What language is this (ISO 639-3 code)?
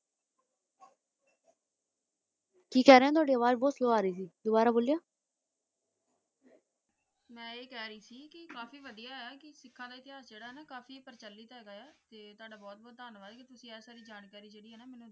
pan